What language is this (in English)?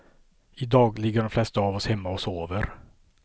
Swedish